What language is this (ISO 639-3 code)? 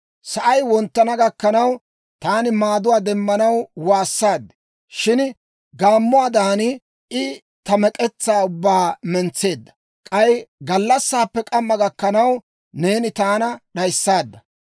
dwr